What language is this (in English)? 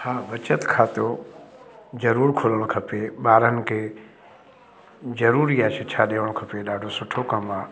Sindhi